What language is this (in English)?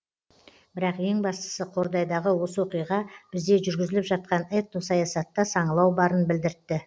Kazakh